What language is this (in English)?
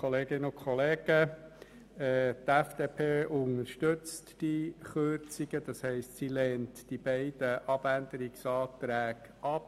Swiss German